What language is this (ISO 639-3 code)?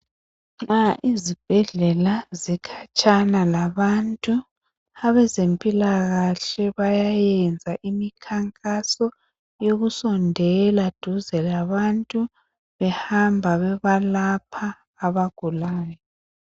nde